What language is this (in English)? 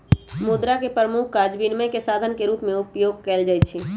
Magahi